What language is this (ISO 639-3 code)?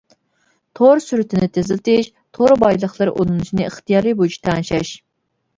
uig